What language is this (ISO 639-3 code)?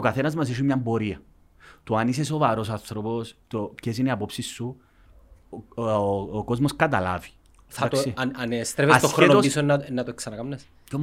ell